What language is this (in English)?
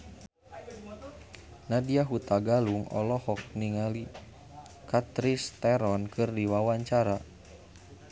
Sundanese